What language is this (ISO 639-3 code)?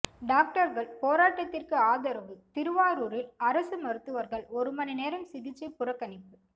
tam